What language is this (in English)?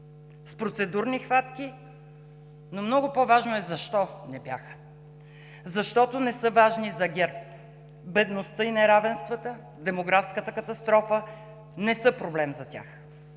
Bulgarian